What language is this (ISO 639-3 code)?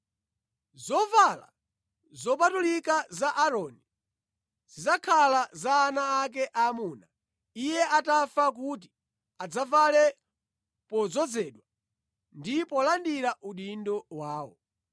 nya